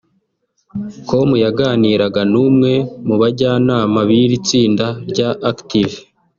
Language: Kinyarwanda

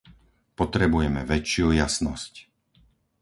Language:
Slovak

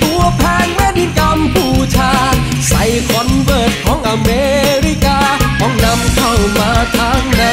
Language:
Thai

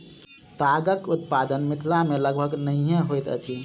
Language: Maithili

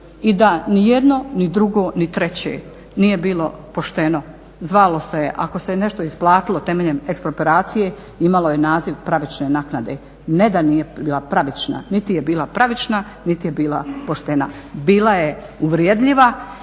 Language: Croatian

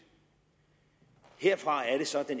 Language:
Danish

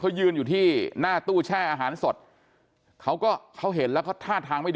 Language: Thai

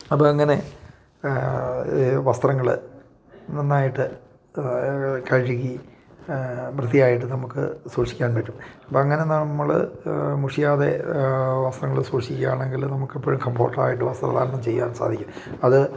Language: Malayalam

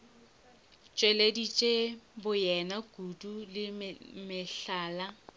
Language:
Northern Sotho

